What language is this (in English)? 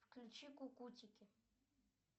Russian